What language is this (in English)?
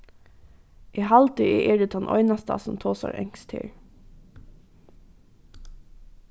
Faroese